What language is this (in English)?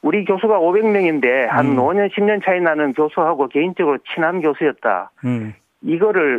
Korean